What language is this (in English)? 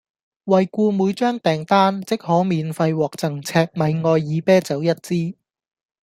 Cantonese